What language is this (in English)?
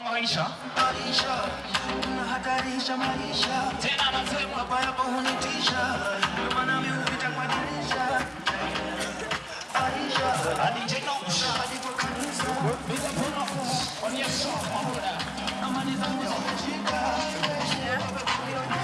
Korean